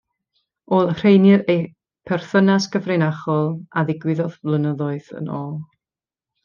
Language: Welsh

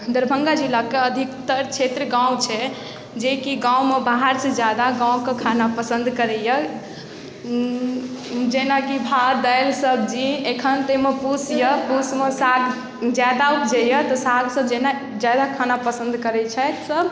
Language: Maithili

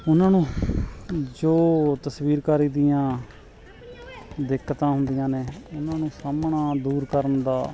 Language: Punjabi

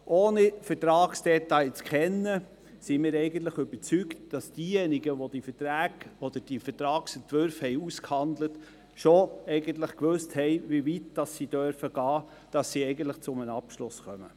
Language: Swiss German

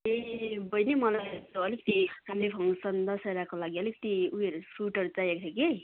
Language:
Nepali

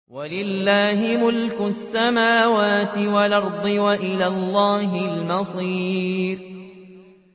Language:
Arabic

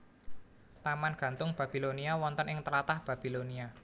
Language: Javanese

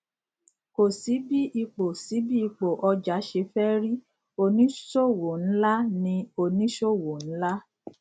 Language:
Yoruba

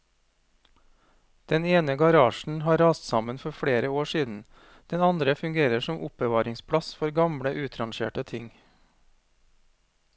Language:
Norwegian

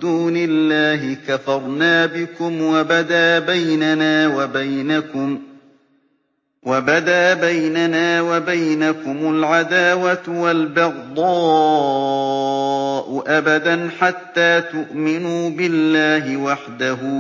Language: Arabic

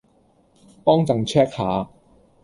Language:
Cantonese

